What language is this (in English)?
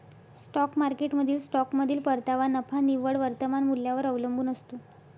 Marathi